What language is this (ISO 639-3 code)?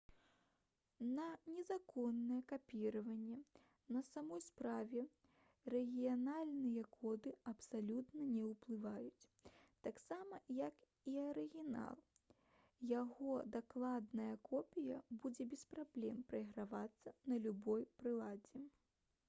bel